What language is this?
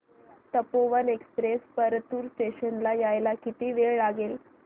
Marathi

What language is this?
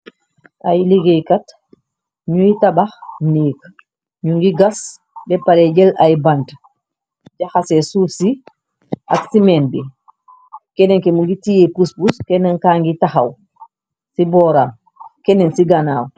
Wolof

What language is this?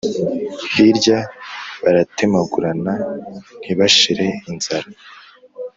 Kinyarwanda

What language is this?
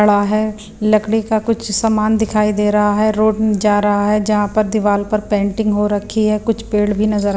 Hindi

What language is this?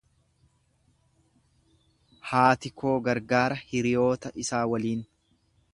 Oromo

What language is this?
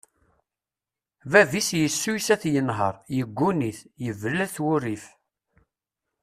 Kabyle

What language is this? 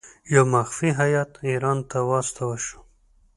Pashto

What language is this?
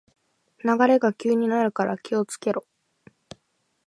Japanese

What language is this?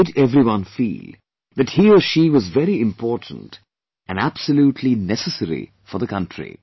English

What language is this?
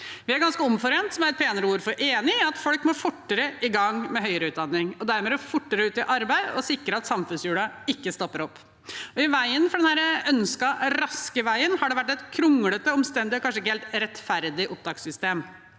Norwegian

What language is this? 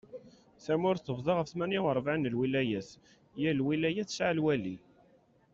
Kabyle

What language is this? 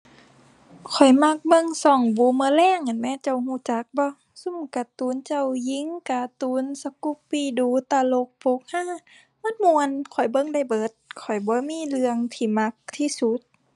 Thai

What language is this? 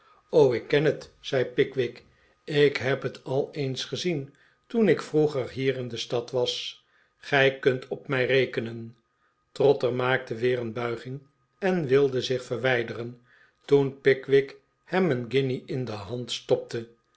Dutch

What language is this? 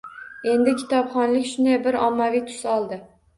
Uzbek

